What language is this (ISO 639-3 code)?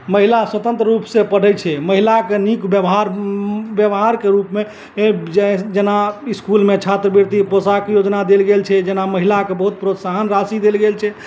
mai